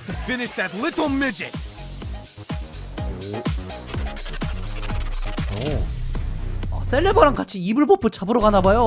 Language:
Korean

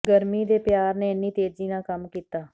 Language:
Punjabi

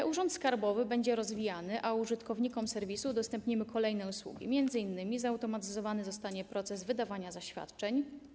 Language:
Polish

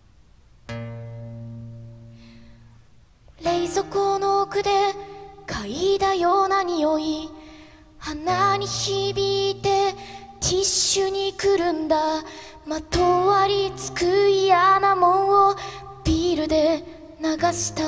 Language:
Japanese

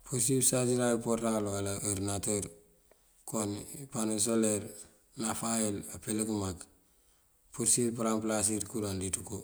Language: Mandjak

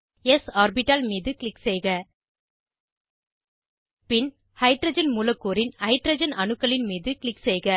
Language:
Tamil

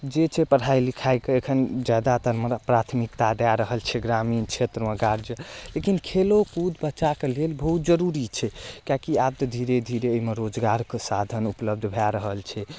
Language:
Maithili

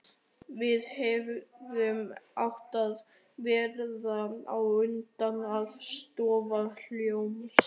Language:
Icelandic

